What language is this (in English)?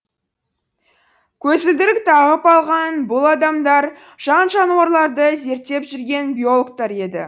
Kazakh